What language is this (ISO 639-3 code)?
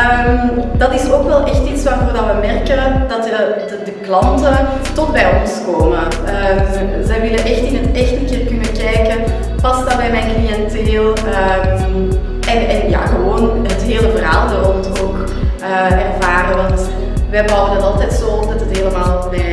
nld